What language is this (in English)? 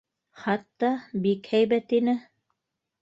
Bashkir